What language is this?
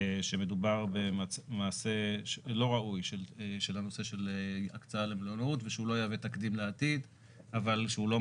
Hebrew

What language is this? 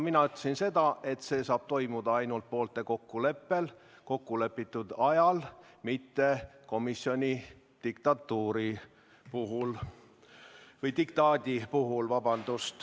Estonian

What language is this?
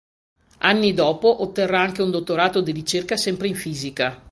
Italian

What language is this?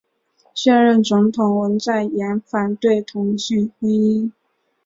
Chinese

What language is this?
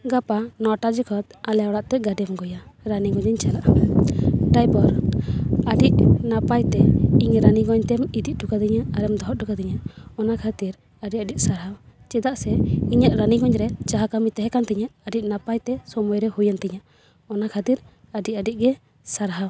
Santali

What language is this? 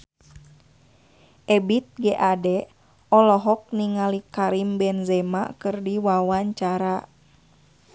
Sundanese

